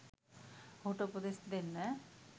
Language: Sinhala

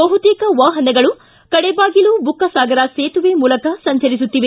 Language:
Kannada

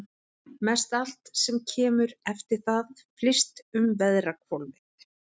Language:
Icelandic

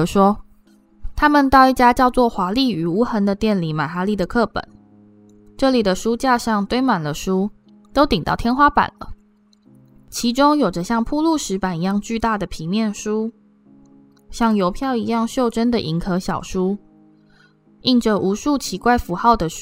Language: Chinese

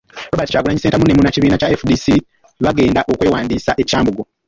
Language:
Ganda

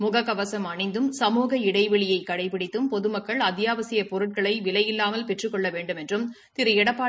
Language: Tamil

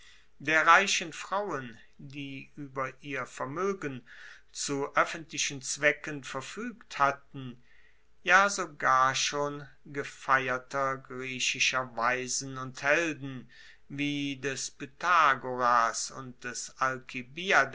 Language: German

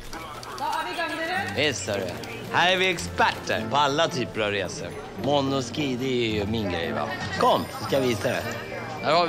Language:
Swedish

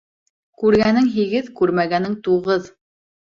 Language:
Bashkir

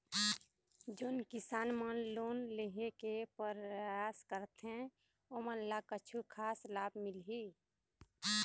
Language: Chhattisgarhi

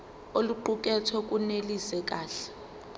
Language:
Zulu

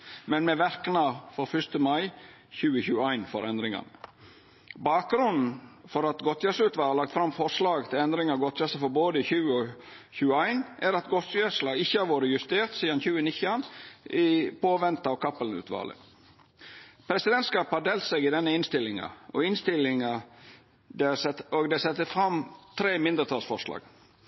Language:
Norwegian Nynorsk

